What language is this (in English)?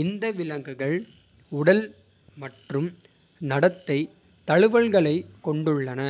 Kota (India)